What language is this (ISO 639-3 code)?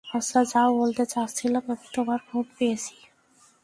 ben